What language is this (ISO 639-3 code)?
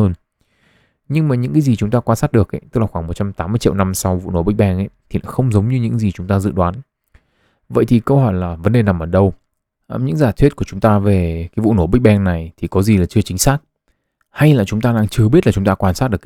vie